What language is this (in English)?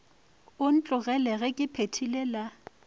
Northern Sotho